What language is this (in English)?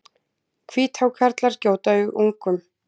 Icelandic